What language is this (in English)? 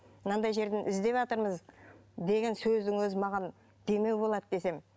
Kazakh